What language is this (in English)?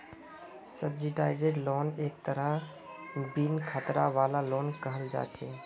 Magahi